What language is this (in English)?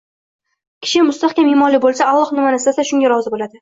Uzbek